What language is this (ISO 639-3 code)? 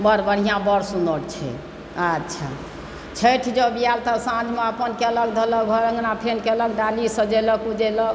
mai